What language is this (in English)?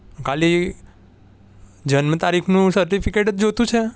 Gujarati